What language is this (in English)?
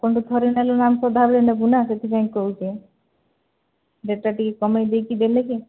Odia